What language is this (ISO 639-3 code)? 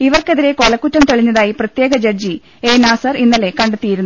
mal